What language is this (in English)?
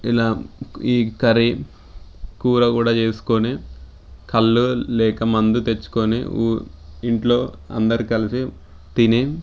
Telugu